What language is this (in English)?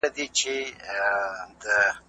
Pashto